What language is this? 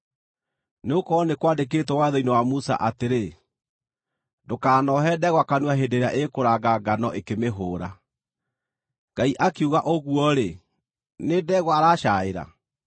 Kikuyu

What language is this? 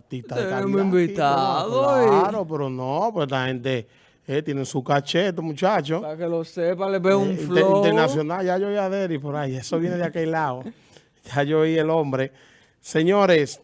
Spanish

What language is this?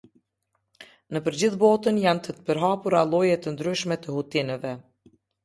Albanian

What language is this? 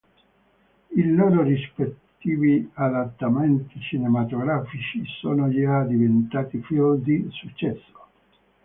Italian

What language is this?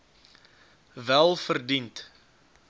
Afrikaans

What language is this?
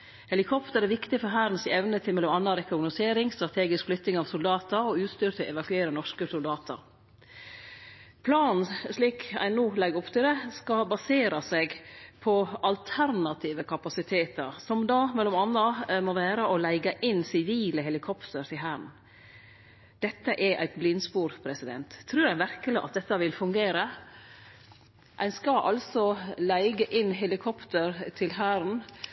Norwegian Nynorsk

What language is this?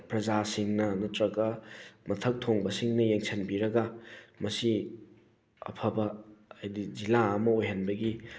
Manipuri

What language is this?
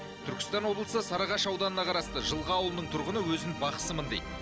Kazakh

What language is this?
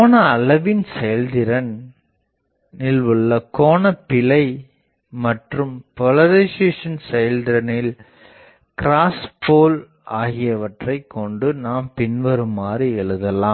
Tamil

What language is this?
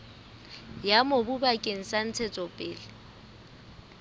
Southern Sotho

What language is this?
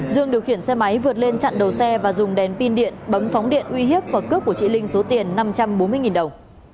Vietnamese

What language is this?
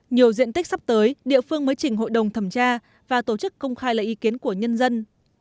Vietnamese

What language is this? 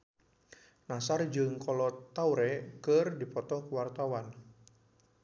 Sundanese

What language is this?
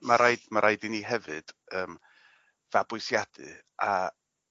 Welsh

